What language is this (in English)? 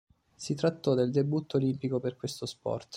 Italian